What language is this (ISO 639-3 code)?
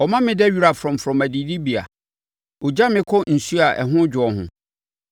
aka